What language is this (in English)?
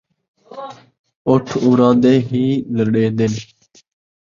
Saraiki